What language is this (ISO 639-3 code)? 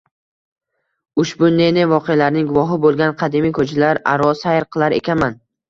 uzb